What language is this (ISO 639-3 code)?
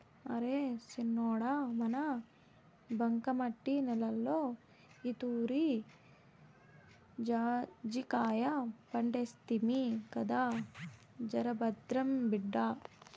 tel